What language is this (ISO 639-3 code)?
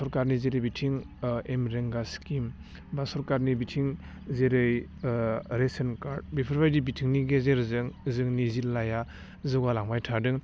brx